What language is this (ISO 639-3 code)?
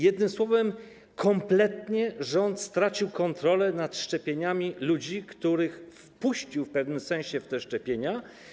pol